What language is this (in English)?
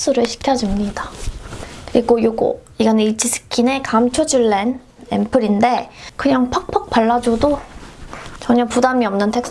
Korean